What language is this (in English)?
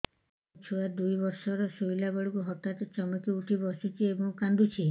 Odia